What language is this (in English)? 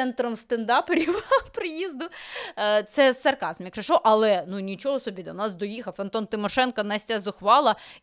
Ukrainian